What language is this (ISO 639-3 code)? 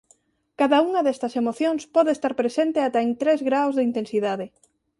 glg